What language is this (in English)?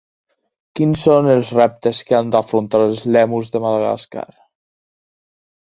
Catalan